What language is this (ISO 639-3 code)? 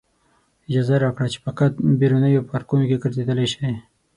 pus